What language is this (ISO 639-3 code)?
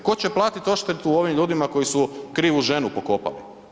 hrv